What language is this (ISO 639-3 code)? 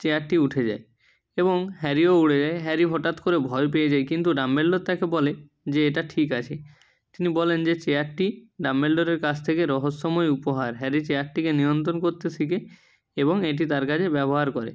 ben